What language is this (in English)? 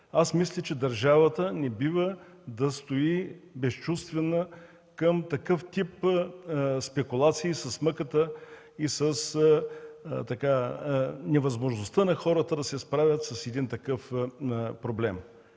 Bulgarian